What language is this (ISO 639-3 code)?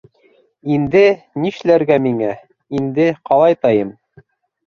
bak